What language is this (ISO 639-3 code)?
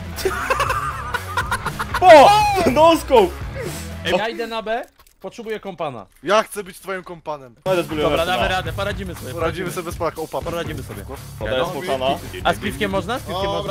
pol